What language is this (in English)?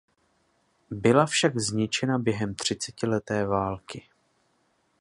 Czech